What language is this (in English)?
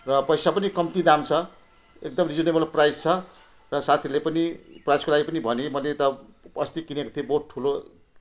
Nepali